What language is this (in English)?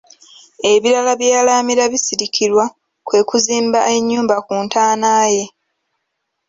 Ganda